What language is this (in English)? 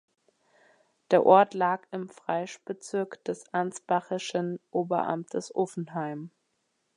German